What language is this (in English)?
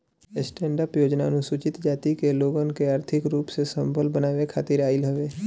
Bhojpuri